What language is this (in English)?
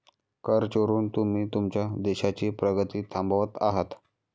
Marathi